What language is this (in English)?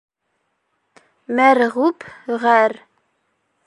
Bashkir